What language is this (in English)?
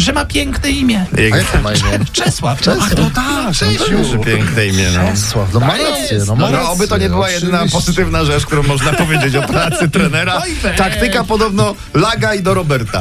Polish